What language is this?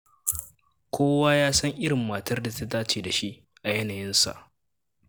Hausa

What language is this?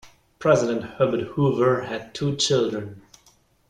English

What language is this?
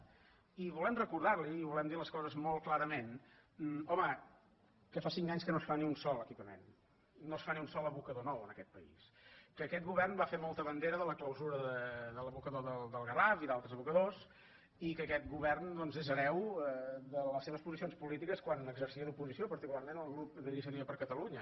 Catalan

